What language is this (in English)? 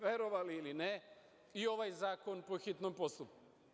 Serbian